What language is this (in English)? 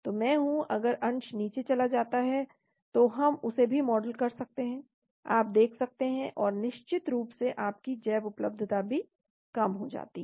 Hindi